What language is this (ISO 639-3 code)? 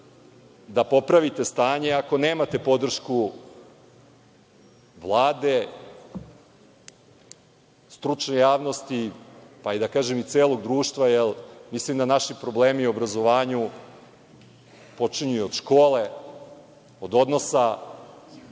srp